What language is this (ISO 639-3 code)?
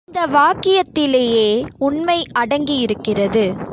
tam